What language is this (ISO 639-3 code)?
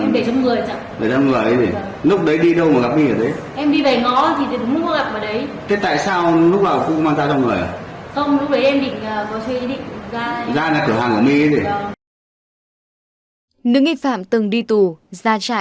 vie